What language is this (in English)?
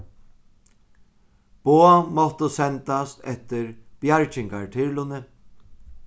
Faroese